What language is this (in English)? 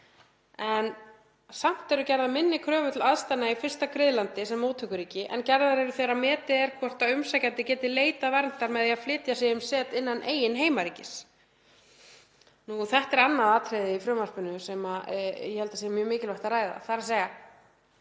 Icelandic